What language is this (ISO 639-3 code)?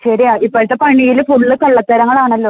mal